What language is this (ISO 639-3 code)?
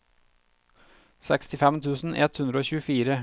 nor